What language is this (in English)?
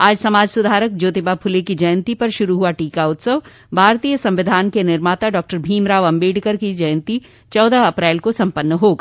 Hindi